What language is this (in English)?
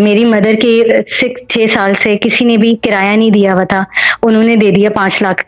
Hindi